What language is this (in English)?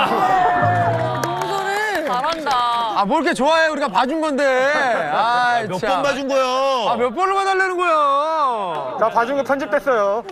Korean